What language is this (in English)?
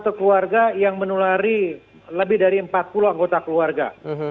Indonesian